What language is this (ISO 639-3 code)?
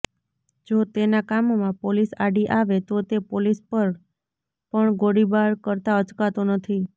guj